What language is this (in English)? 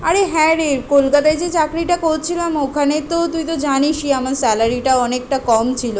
Bangla